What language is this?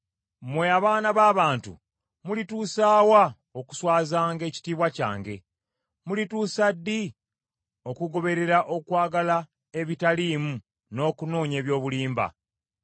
Ganda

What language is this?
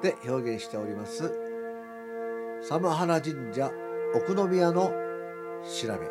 Japanese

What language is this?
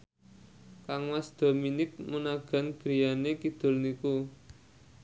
Javanese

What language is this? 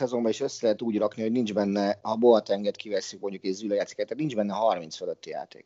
Hungarian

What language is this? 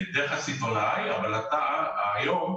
Hebrew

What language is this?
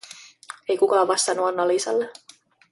Finnish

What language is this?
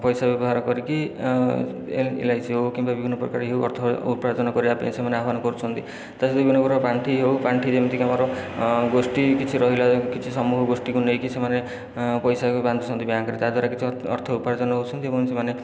Odia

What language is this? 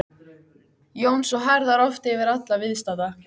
Icelandic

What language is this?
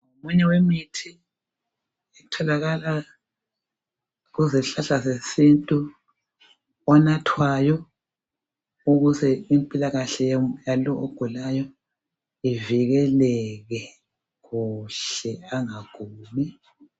North Ndebele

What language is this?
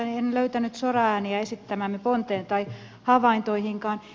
Finnish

